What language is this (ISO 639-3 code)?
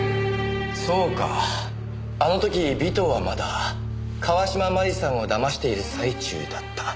jpn